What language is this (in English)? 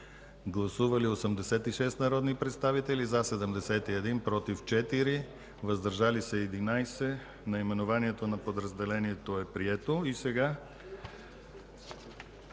Bulgarian